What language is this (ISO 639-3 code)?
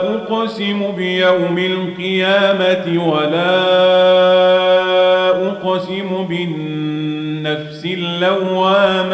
ara